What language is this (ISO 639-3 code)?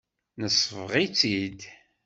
kab